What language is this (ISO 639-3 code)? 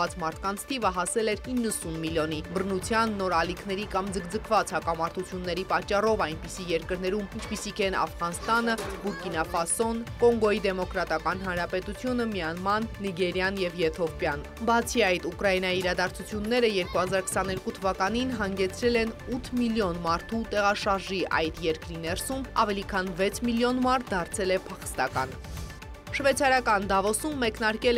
ron